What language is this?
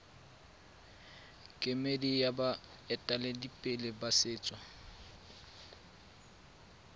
Tswana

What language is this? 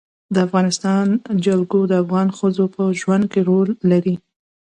Pashto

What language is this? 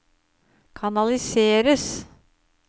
Norwegian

